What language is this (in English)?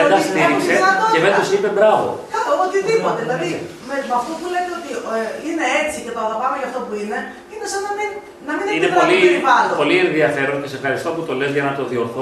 Greek